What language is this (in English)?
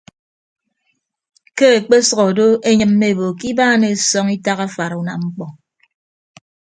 Ibibio